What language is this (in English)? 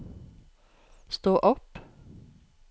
Norwegian